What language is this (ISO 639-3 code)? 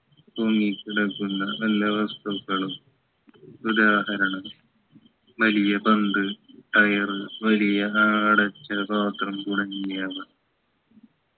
mal